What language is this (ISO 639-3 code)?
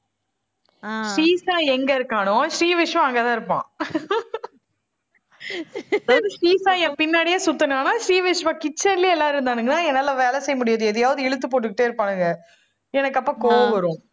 tam